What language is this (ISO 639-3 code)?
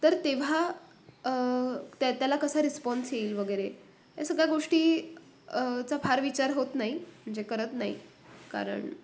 mar